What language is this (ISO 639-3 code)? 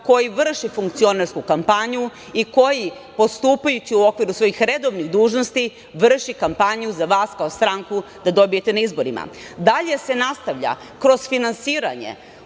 srp